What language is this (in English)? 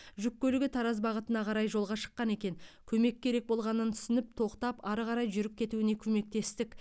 Kazakh